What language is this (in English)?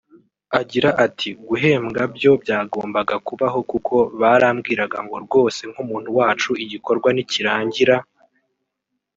Kinyarwanda